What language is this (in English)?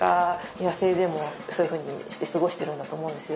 Japanese